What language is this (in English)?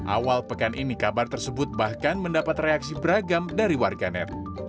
Indonesian